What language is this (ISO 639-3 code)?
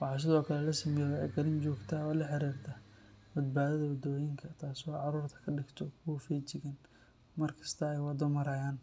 som